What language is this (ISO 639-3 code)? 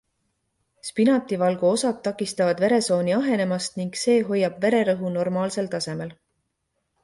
est